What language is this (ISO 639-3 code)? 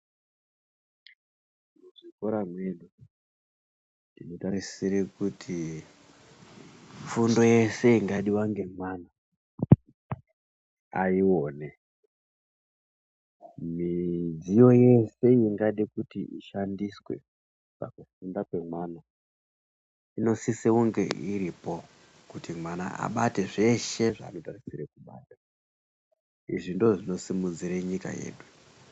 ndc